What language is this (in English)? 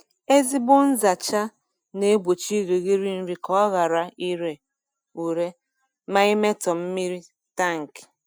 Igbo